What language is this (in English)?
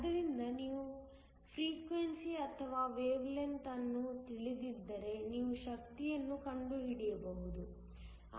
Kannada